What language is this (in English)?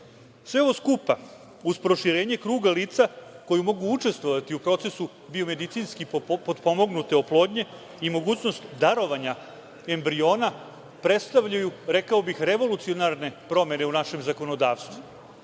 Serbian